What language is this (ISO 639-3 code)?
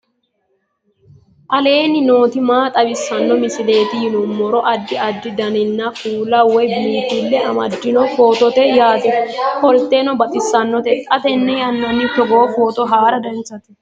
sid